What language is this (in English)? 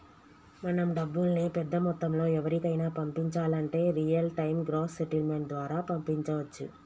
Telugu